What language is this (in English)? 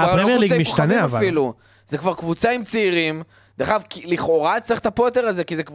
Hebrew